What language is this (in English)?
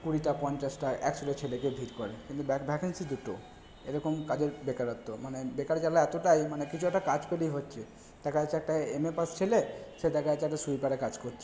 Bangla